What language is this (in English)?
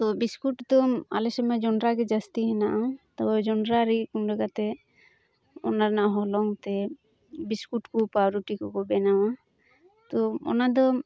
Santali